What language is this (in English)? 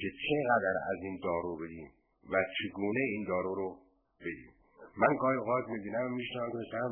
Persian